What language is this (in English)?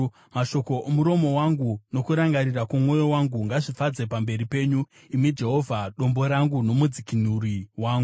Shona